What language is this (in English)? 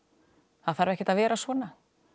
Icelandic